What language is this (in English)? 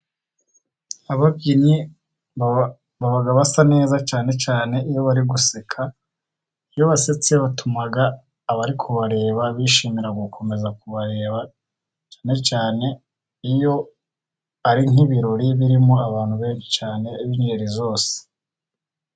Kinyarwanda